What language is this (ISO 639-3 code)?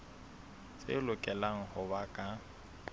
sot